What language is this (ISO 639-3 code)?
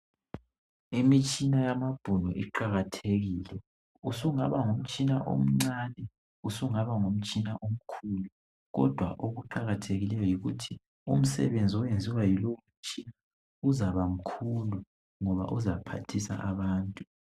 nde